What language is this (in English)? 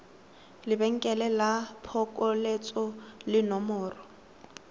Tswana